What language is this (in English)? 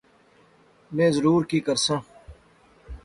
Pahari-Potwari